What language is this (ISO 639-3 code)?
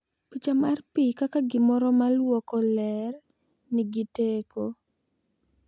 luo